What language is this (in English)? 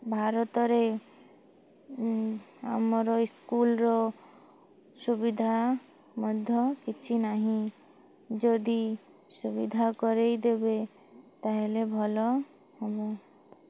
Odia